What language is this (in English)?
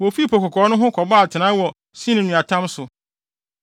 Akan